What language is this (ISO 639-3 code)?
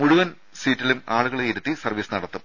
mal